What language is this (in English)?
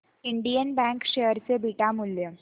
Marathi